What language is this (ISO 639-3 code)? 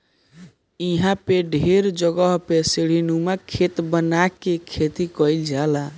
bho